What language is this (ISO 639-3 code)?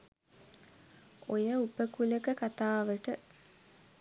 sin